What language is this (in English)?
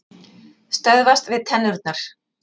Icelandic